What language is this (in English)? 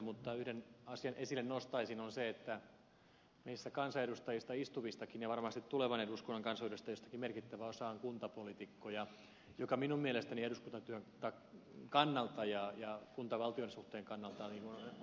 Finnish